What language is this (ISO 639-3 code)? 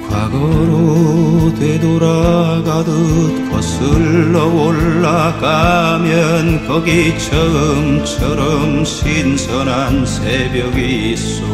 kor